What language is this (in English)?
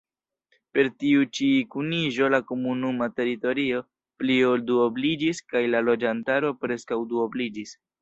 Esperanto